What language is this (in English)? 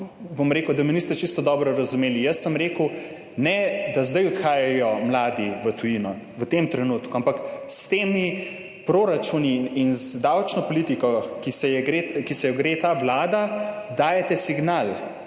Slovenian